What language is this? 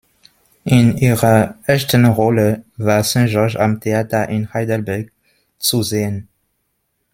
German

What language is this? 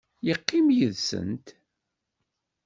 Kabyle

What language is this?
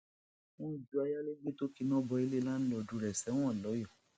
Yoruba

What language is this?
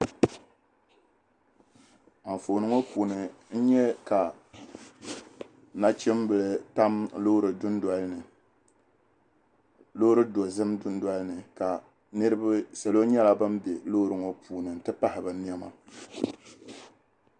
Dagbani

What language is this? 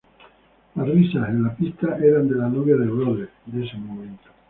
Spanish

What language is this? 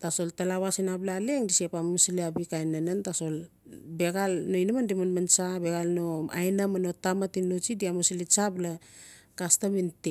Notsi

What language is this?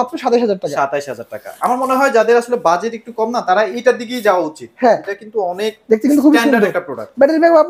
Bangla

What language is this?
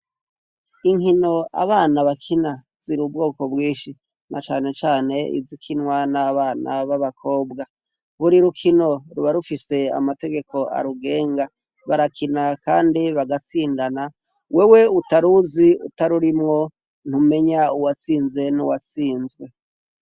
Rundi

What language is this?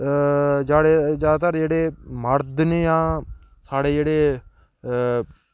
Dogri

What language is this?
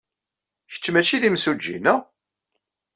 Kabyle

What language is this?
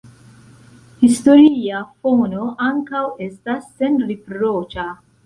Esperanto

